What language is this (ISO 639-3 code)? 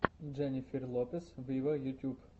rus